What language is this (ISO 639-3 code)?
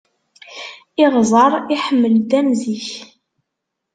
kab